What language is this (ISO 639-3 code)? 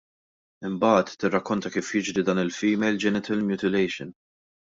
mlt